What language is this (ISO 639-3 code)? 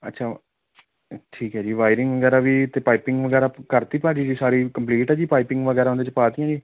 pan